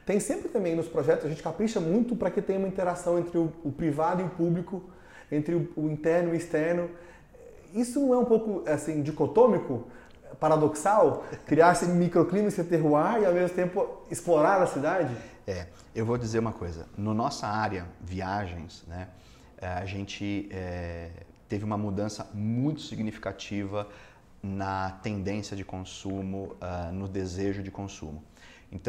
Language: Portuguese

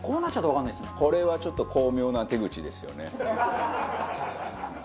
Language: Japanese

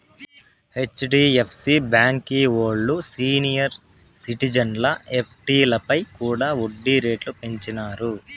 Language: Telugu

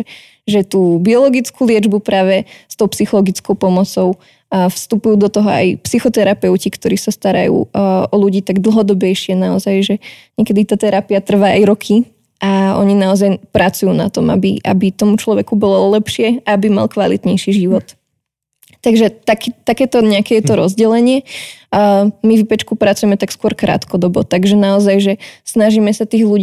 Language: Slovak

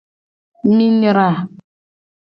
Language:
Gen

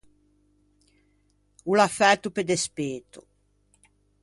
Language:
Ligurian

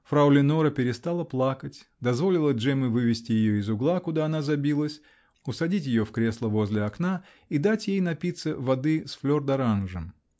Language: Russian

